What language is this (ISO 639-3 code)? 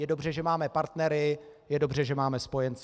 ces